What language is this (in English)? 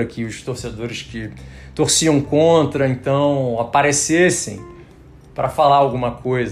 Portuguese